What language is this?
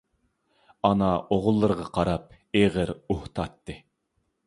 Uyghur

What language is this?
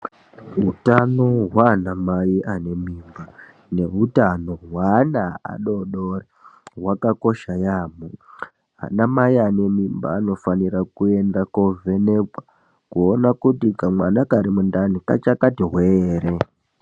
Ndau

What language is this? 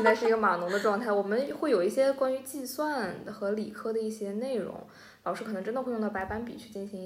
Chinese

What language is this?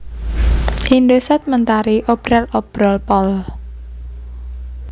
Javanese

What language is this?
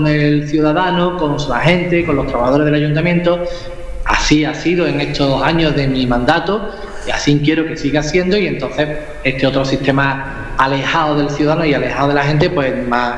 Spanish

